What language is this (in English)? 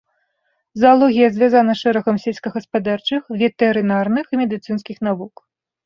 Belarusian